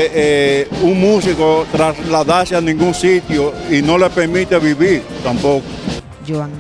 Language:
Spanish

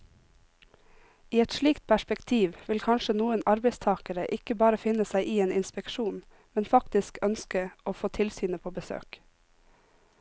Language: Norwegian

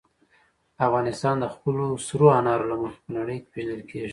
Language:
Pashto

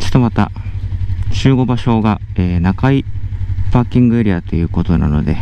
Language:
Japanese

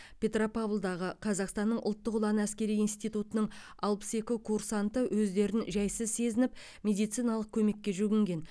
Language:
Kazakh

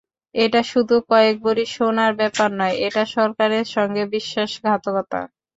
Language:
Bangla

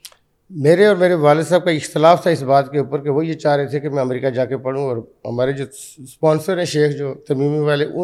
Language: Urdu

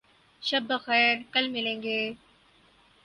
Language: Urdu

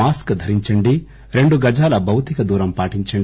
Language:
Telugu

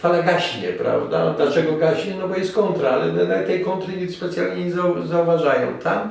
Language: Polish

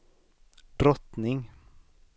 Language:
Swedish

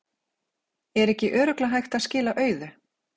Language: Icelandic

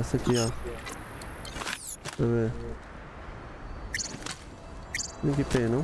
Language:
Portuguese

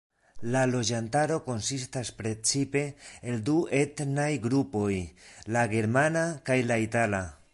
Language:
Esperanto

